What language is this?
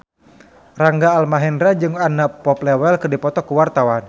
Sundanese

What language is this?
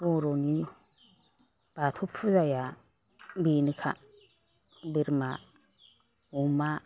Bodo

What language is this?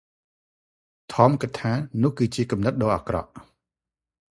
Khmer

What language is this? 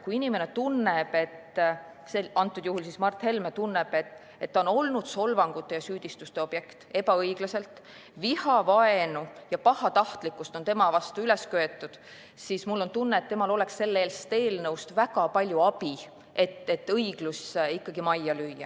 Estonian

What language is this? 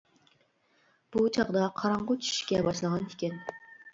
Uyghur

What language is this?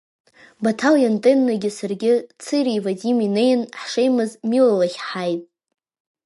Abkhazian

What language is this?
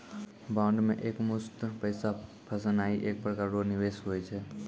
Maithili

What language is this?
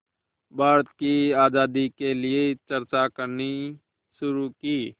Hindi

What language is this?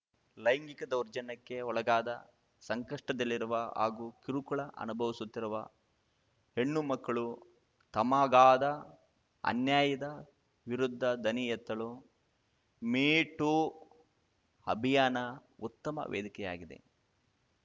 Kannada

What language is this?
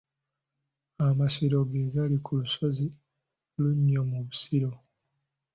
Ganda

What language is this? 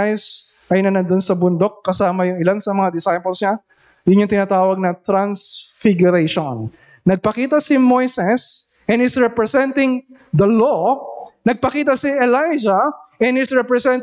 Filipino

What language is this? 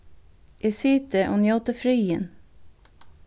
Faroese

